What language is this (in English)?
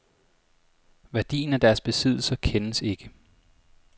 Danish